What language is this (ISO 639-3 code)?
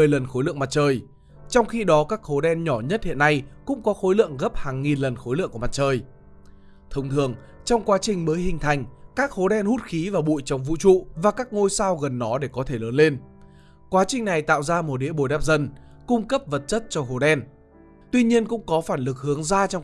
vie